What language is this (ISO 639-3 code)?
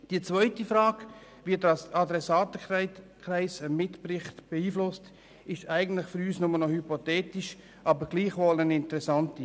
gsw